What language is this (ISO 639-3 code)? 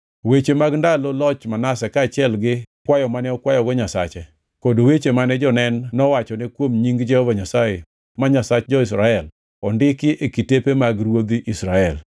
luo